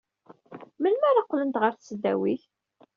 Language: Kabyle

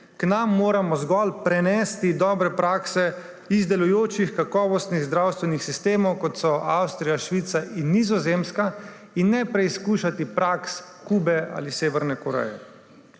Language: Slovenian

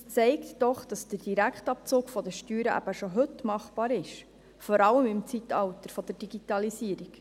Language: Swiss German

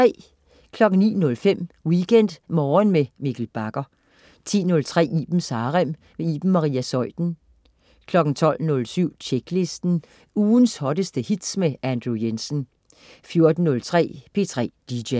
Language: Danish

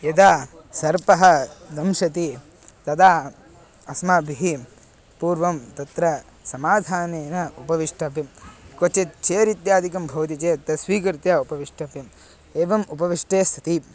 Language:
Sanskrit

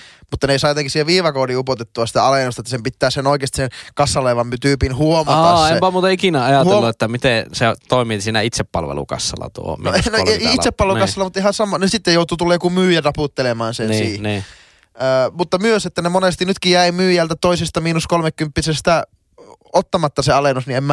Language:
Finnish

